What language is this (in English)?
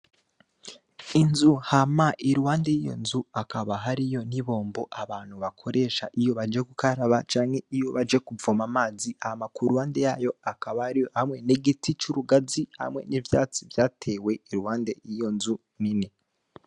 Rundi